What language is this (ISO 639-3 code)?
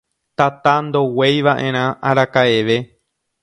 grn